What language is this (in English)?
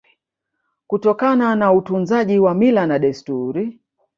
Swahili